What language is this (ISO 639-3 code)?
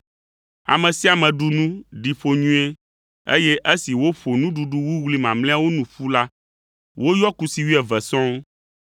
ewe